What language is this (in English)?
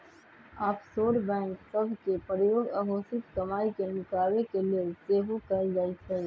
Magahi